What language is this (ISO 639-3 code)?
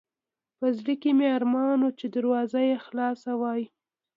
pus